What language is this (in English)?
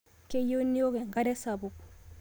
Masai